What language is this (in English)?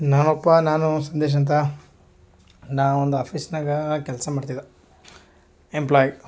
Kannada